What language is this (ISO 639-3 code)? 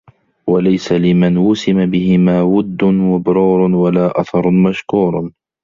ara